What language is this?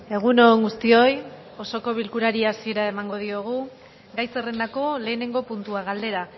Basque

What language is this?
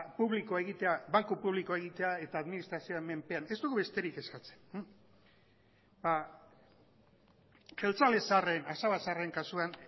Basque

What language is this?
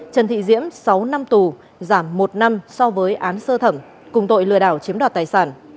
Vietnamese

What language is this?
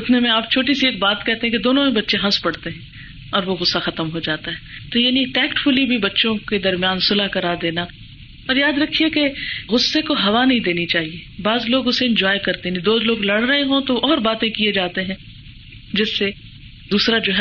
Urdu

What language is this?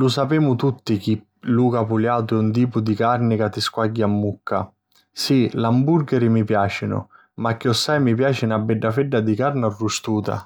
Sicilian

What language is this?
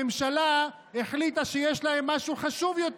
Hebrew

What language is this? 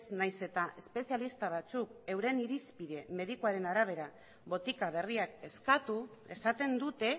Basque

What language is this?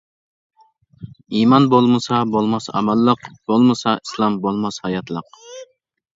Uyghur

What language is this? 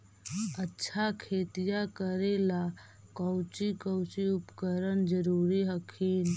Magahi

